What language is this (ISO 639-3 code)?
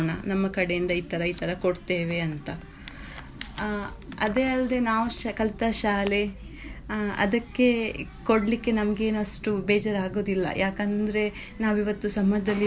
kan